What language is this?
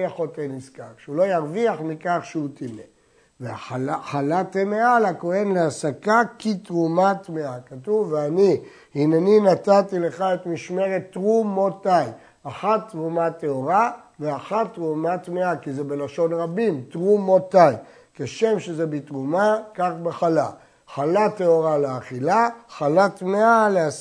Hebrew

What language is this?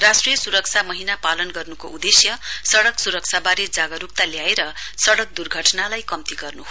Nepali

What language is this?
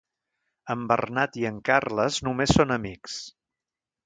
Catalan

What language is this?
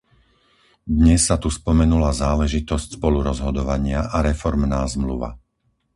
Slovak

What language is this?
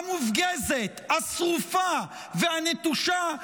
Hebrew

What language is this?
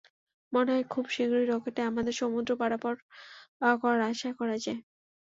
Bangla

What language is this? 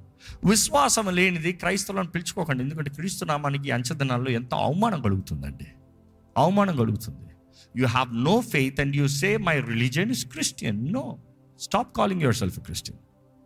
Telugu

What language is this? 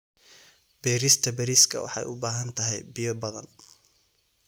Somali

